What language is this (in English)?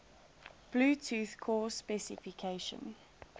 English